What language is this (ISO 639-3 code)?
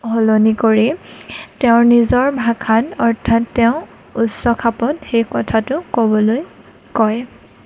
asm